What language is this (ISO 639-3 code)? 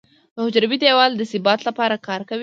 pus